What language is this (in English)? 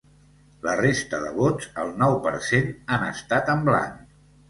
Catalan